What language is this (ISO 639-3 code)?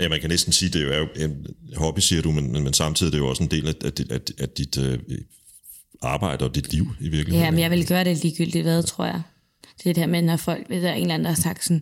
dan